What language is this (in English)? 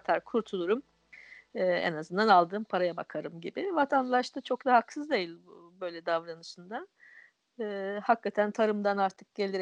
Turkish